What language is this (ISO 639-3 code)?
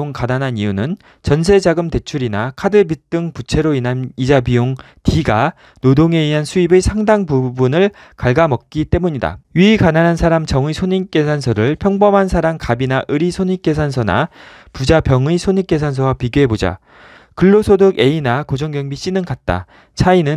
kor